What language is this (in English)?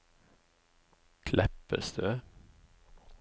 Norwegian